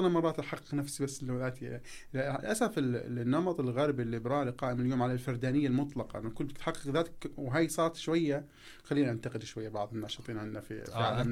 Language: Arabic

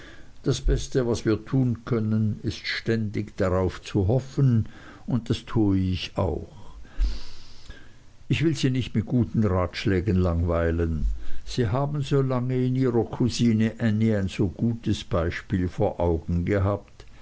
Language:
German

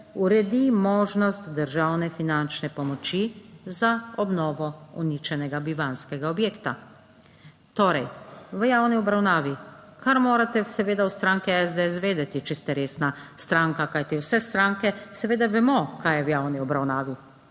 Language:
Slovenian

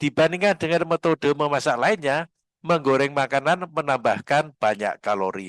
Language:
Indonesian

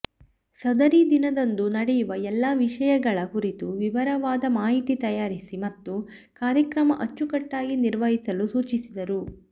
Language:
Kannada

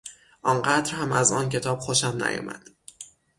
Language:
Persian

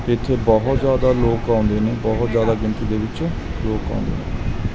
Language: Punjabi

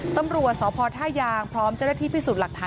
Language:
Thai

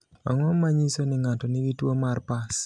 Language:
Luo (Kenya and Tanzania)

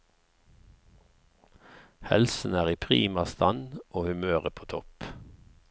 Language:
Norwegian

